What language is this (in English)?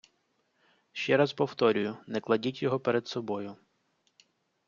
Ukrainian